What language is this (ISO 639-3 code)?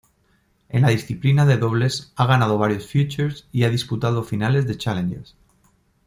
spa